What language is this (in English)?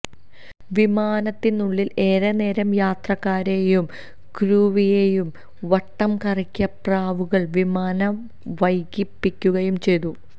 Malayalam